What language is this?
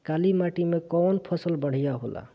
Bhojpuri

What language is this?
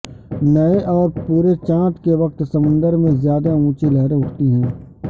Urdu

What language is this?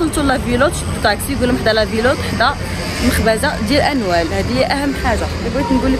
Arabic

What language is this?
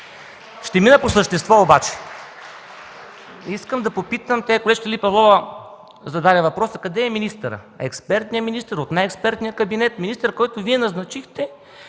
Bulgarian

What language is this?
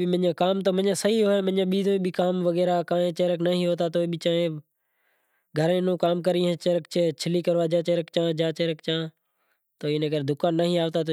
Kachi Koli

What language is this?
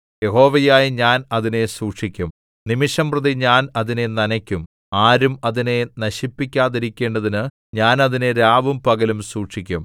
Malayalam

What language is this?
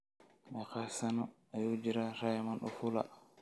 Somali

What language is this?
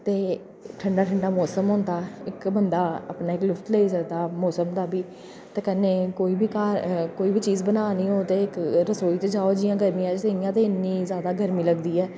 Dogri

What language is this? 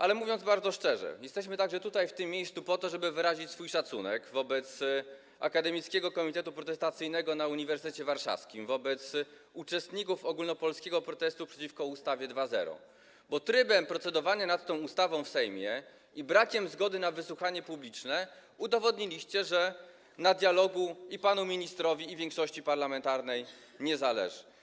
Polish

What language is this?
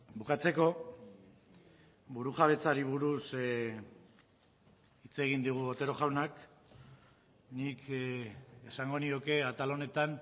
Basque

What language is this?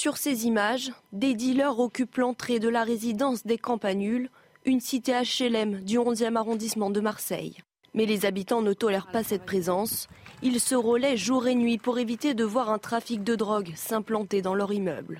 French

